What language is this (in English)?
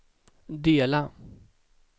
Swedish